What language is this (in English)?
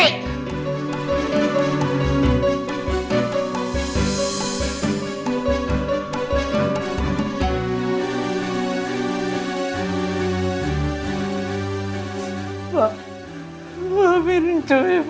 Indonesian